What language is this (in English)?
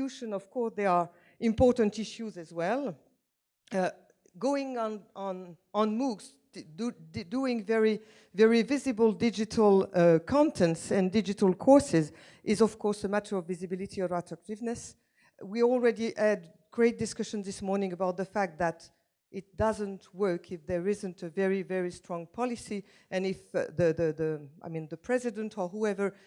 English